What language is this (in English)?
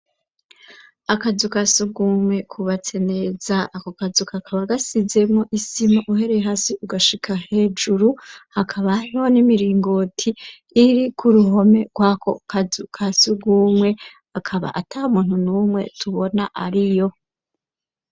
Rundi